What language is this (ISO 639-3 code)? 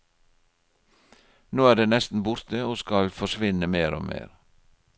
nor